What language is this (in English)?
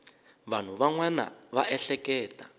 Tsonga